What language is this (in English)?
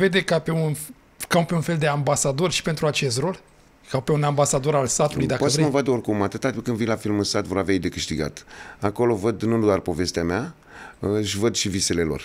Romanian